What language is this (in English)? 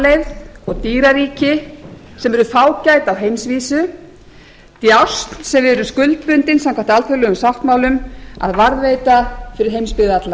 Icelandic